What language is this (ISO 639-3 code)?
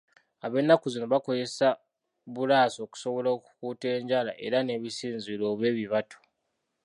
lug